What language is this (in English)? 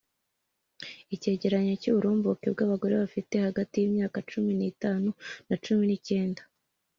Kinyarwanda